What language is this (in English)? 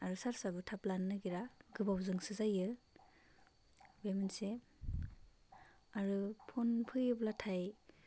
Bodo